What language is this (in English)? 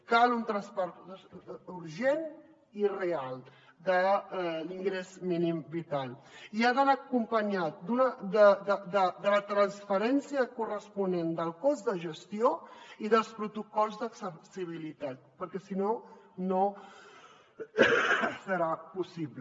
Catalan